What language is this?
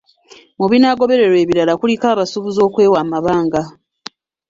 Ganda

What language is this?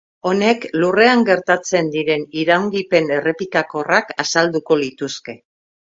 Basque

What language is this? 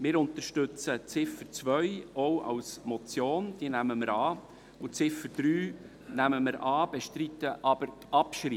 Swiss German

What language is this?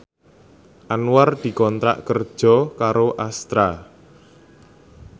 Javanese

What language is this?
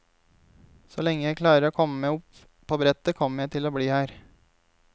Norwegian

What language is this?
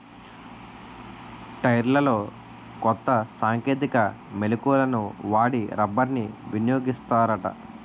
Telugu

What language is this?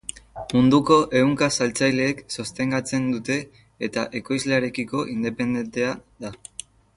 Basque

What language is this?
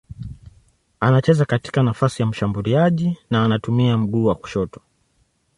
Swahili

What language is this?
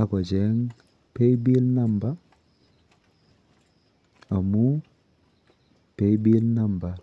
Kalenjin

